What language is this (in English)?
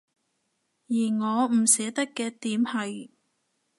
Cantonese